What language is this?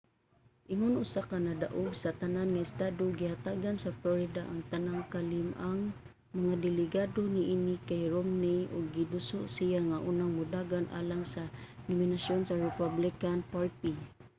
Cebuano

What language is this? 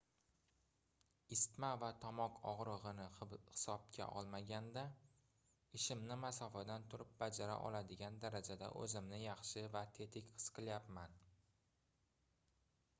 Uzbek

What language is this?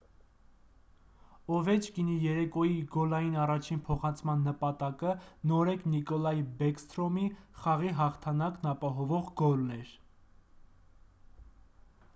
Armenian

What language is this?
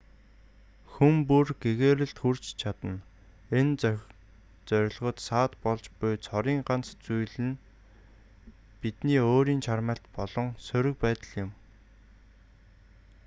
Mongolian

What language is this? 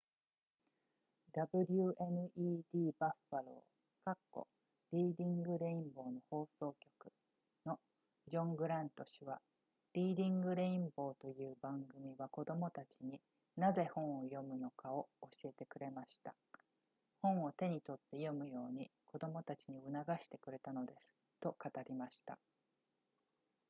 Japanese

